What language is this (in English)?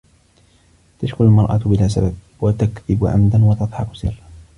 Arabic